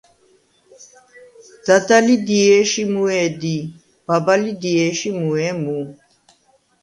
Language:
Svan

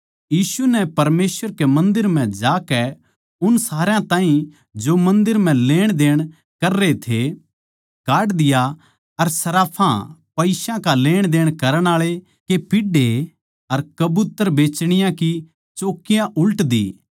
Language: Haryanvi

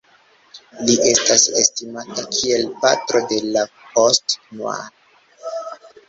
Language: Esperanto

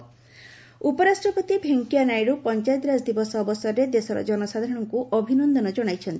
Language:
Odia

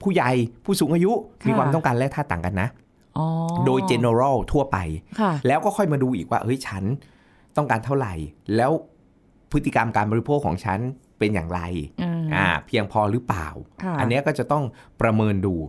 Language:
Thai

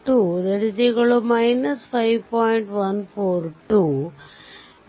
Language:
Kannada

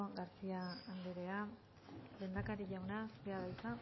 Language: Basque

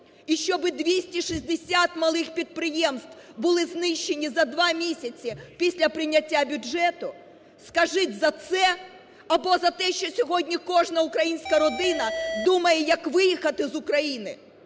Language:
Ukrainian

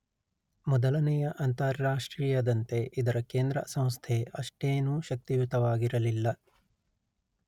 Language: Kannada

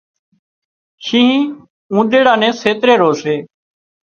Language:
Wadiyara Koli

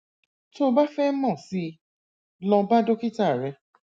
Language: Yoruba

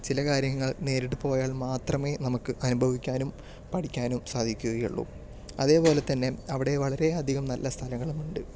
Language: Malayalam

